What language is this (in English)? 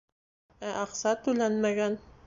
Bashkir